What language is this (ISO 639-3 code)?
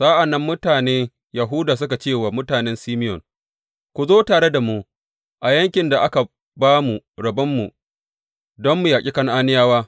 hau